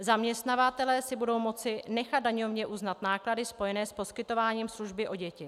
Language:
Czech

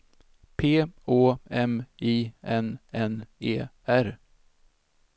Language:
Swedish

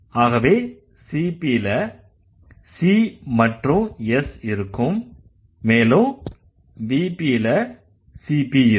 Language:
Tamil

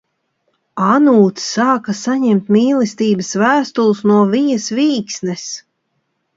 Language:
Latvian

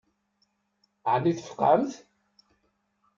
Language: Kabyle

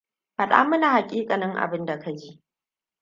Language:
Hausa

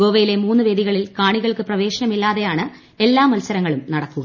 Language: Malayalam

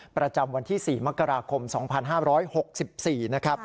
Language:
Thai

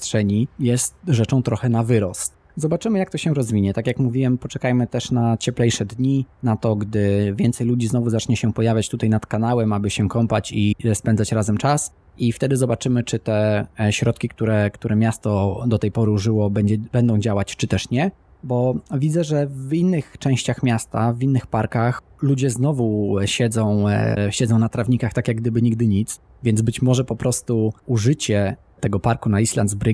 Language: Polish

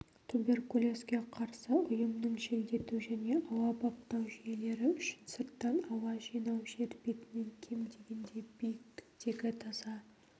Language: Kazakh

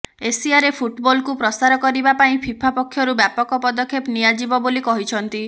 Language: Odia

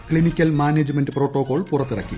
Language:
Malayalam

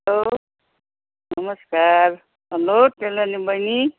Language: Nepali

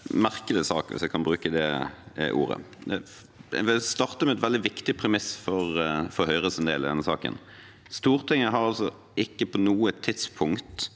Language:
Norwegian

